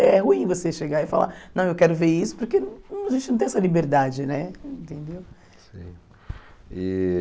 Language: Portuguese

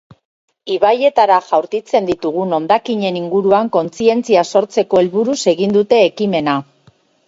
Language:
Basque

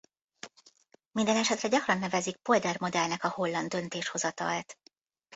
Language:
Hungarian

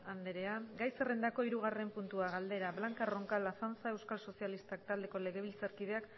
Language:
Basque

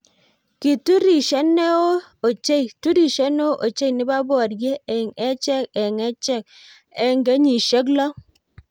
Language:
Kalenjin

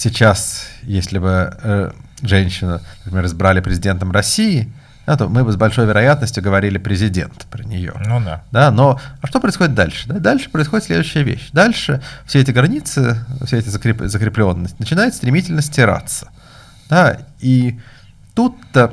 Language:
Russian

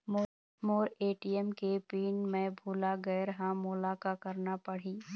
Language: Chhattisgarhi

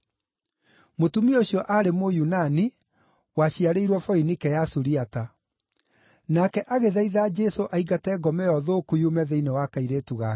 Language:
Kikuyu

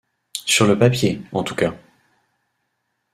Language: French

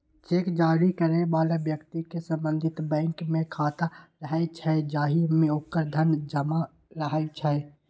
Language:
Maithili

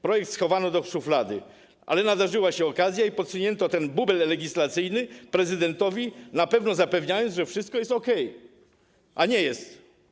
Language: Polish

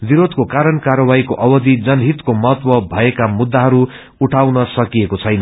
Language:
Nepali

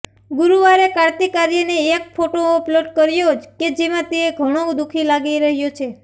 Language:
Gujarati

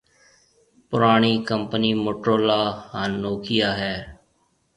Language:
Marwari (Pakistan)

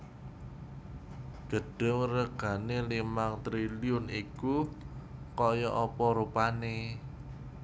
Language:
Javanese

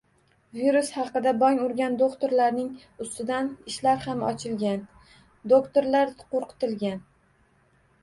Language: Uzbek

